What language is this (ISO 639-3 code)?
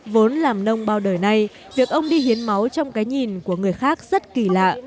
vie